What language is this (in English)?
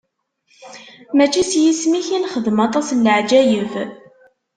Kabyle